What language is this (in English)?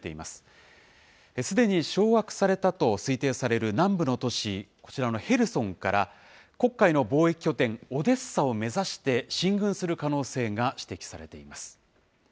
Japanese